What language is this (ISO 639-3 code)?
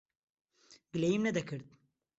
ckb